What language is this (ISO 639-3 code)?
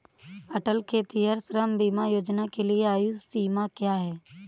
hin